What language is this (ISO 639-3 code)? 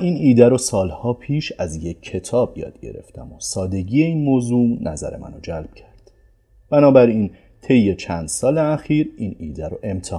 fas